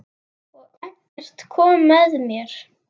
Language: Icelandic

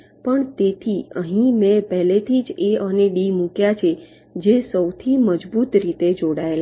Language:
Gujarati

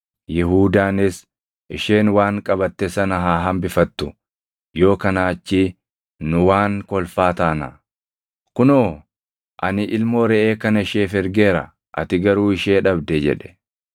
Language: Oromo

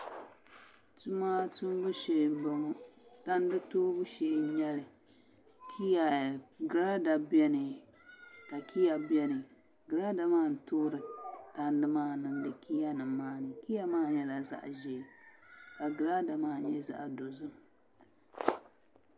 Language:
Dagbani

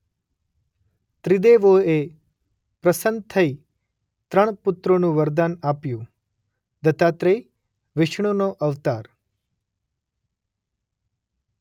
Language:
Gujarati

